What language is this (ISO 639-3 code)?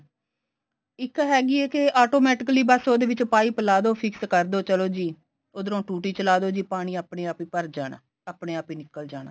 pan